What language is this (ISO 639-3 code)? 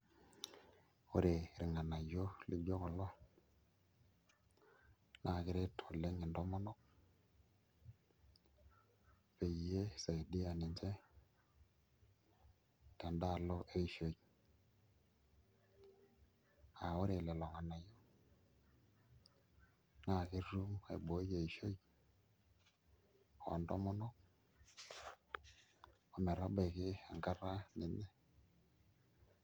mas